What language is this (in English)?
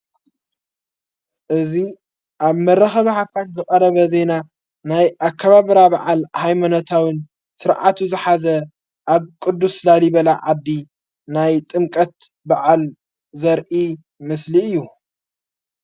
Tigrinya